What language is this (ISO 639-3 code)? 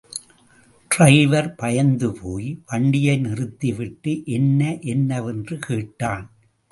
tam